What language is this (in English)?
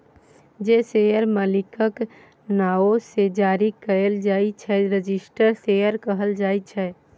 Maithili